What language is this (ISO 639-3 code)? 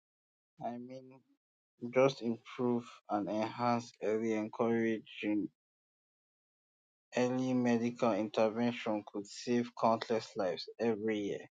pcm